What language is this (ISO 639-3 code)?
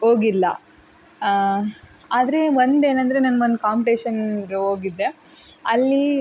kan